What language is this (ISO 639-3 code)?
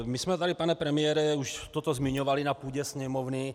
ces